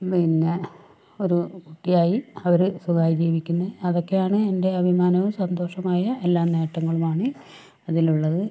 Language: Malayalam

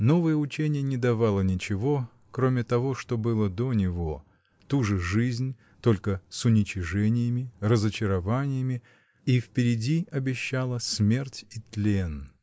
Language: Russian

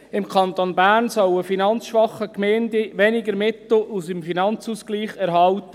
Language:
Swiss German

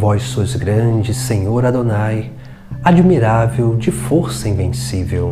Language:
Portuguese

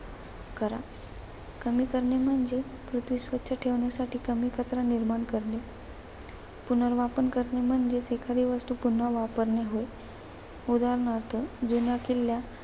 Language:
Marathi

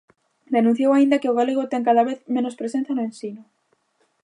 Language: Galician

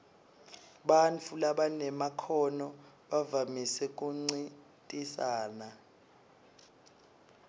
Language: Swati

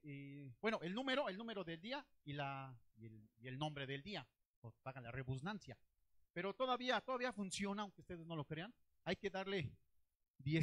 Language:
Spanish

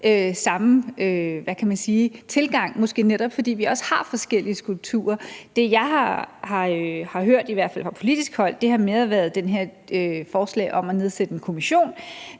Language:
Danish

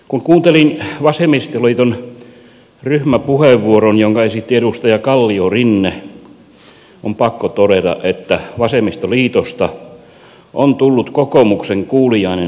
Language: Finnish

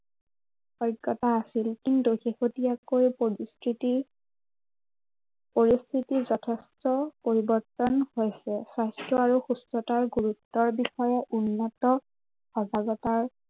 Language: Assamese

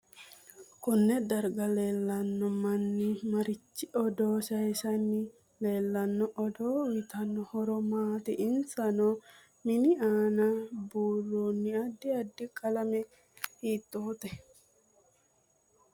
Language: Sidamo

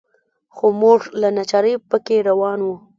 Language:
Pashto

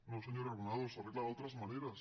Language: Catalan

